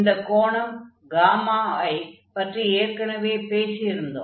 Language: Tamil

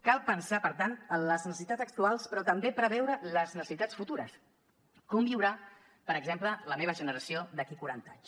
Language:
Catalan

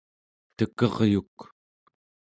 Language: Central Yupik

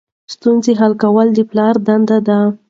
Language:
Pashto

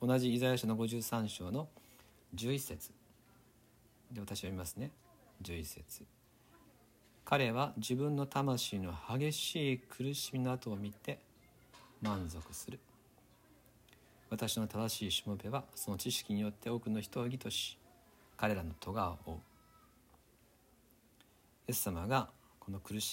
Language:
Japanese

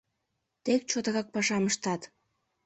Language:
Mari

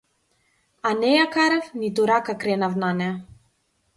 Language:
Macedonian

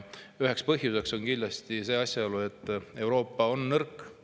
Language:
Estonian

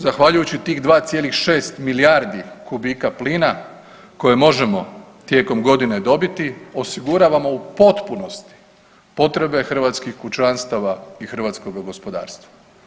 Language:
Croatian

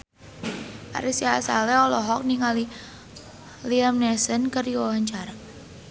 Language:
Sundanese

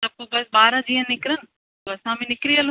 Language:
Sindhi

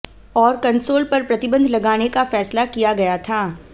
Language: Hindi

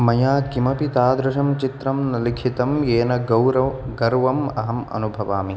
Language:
Sanskrit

